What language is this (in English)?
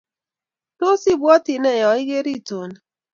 Kalenjin